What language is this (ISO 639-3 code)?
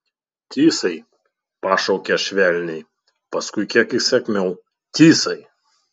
lit